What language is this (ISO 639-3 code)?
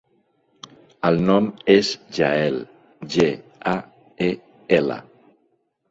cat